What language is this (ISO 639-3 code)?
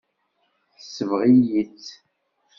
kab